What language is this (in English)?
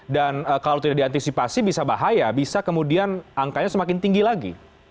Indonesian